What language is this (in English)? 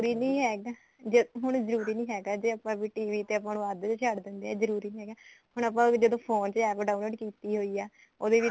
Punjabi